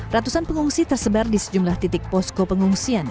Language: Indonesian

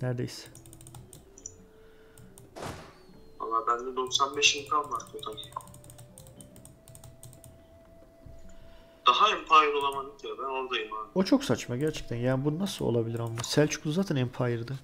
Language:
Turkish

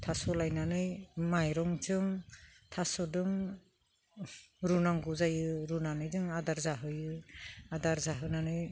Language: Bodo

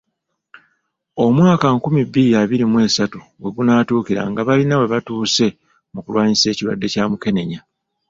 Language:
Ganda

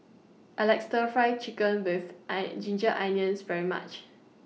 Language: English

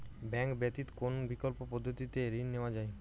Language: Bangla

